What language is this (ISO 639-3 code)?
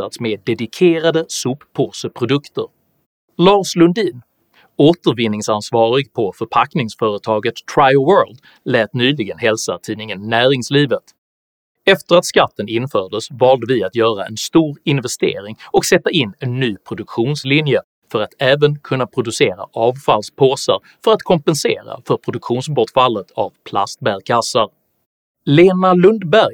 swe